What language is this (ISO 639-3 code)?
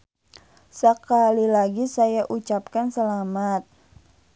sun